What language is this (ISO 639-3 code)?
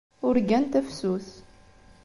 kab